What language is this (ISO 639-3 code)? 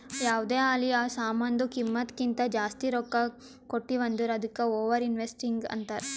kan